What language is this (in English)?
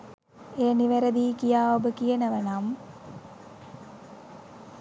Sinhala